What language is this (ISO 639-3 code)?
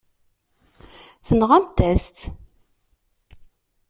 kab